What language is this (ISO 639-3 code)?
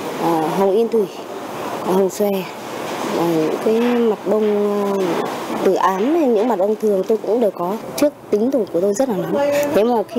vie